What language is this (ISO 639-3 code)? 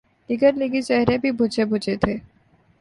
urd